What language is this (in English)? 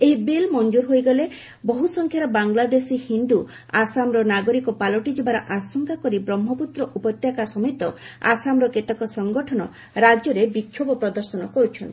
Odia